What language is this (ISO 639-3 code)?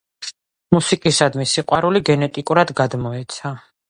kat